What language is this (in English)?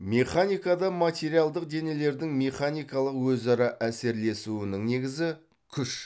Kazakh